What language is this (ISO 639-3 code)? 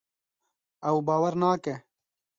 kur